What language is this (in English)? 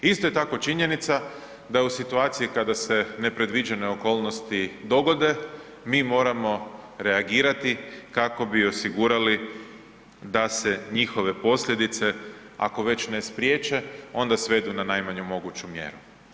Croatian